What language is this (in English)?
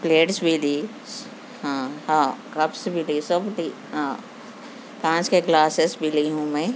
Urdu